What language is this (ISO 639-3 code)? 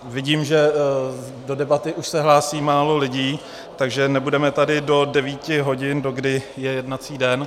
ces